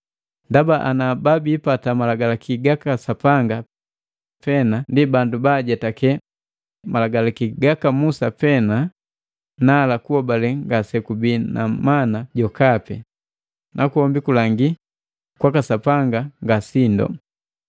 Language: Matengo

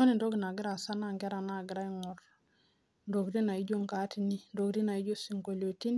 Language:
Masai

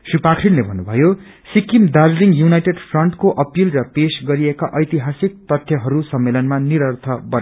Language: Nepali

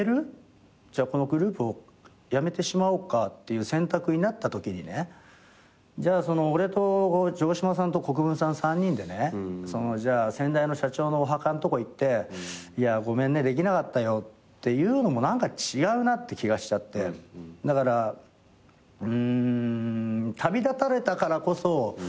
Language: Japanese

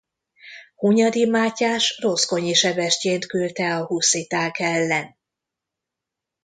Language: Hungarian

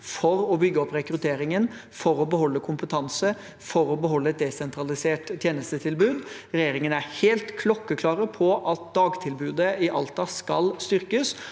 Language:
Norwegian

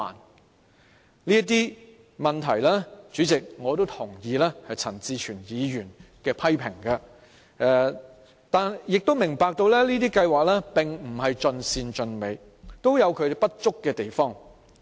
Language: Cantonese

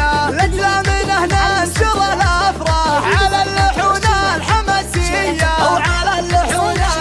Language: Arabic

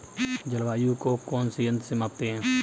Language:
Hindi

